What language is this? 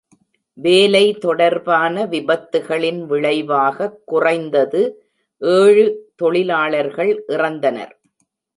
Tamil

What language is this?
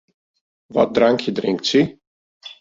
Western Frisian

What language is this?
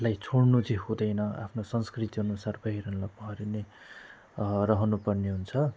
Nepali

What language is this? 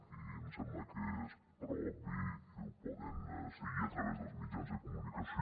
Catalan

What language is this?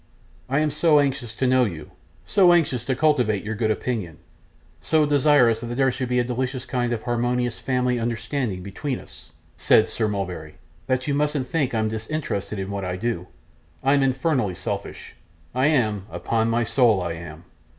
English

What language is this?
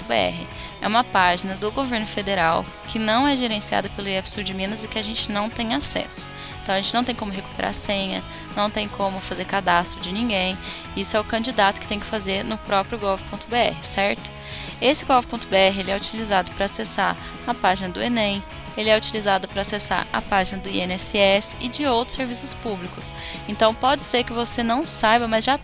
Portuguese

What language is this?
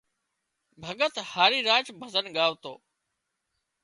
Wadiyara Koli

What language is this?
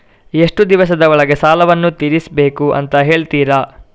Kannada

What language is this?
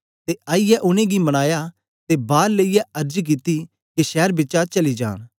Dogri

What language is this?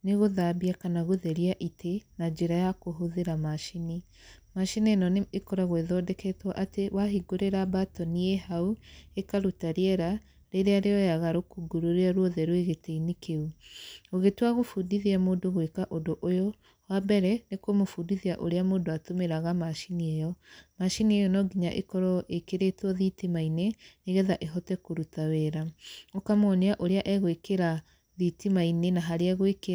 Kikuyu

